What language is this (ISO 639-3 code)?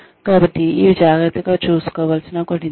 tel